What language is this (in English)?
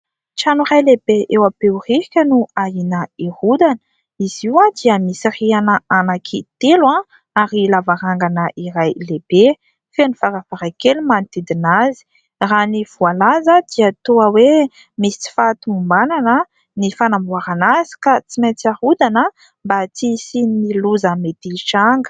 Malagasy